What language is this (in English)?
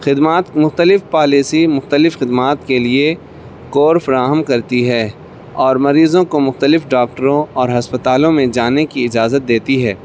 Urdu